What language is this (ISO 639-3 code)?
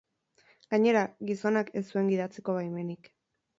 eus